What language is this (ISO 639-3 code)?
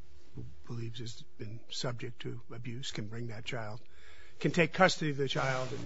eng